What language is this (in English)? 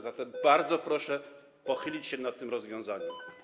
Polish